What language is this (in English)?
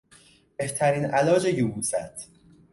Persian